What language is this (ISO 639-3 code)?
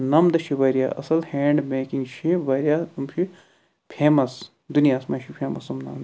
kas